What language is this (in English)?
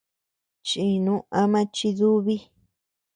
Tepeuxila Cuicatec